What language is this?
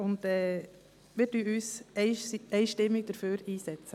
Swiss German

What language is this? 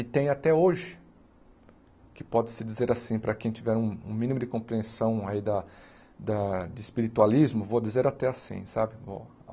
Portuguese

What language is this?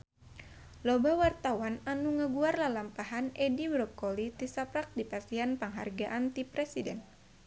Sundanese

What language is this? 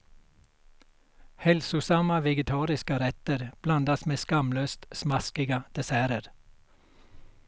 Swedish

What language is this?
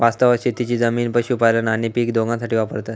Marathi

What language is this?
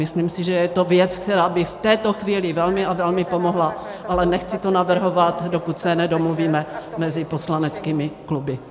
Czech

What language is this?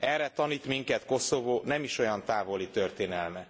Hungarian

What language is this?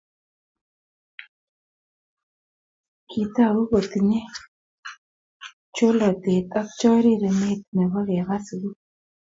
Kalenjin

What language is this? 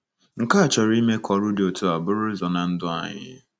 Igbo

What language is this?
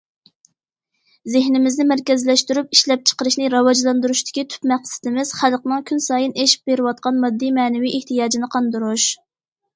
Uyghur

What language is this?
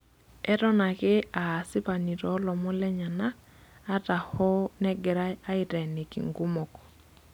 Masai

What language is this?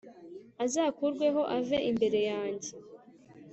Kinyarwanda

